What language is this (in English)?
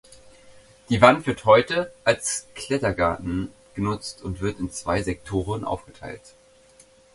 German